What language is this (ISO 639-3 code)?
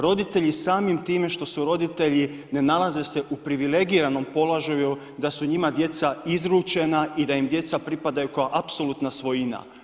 hrv